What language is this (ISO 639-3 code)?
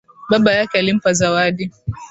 swa